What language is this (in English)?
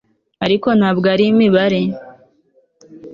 Kinyarwanda